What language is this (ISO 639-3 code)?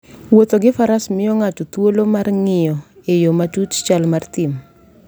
luo